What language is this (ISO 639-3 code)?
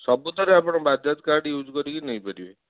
ori